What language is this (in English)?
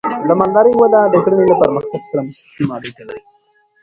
Pashto